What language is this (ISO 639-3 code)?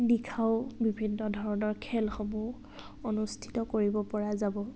asm